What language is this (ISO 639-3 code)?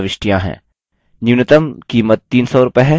hin